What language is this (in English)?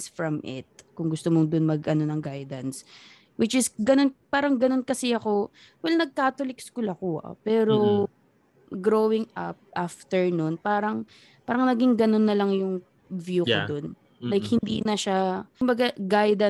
Filipino